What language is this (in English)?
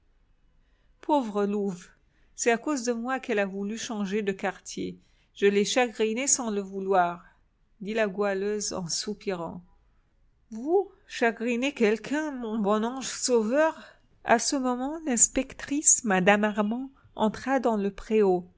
French